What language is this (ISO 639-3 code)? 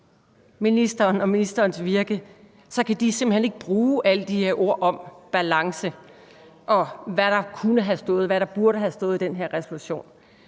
dan